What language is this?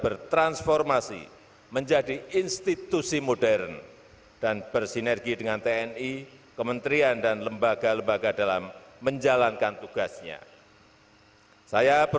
Indonesian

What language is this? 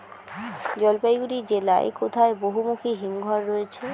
Bangla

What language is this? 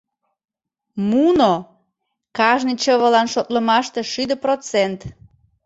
Mari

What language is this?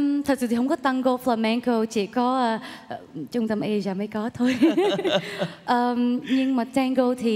Vietnamese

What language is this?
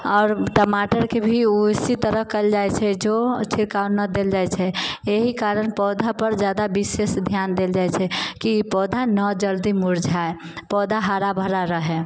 Maithili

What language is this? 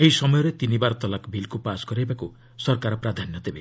Odia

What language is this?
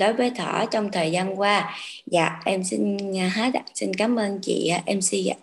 Vietnamese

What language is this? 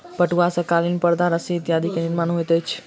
Maithili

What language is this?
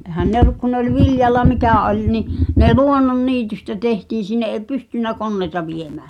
Finnish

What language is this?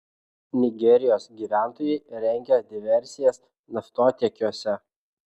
Lithuanian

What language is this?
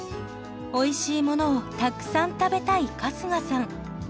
Japanese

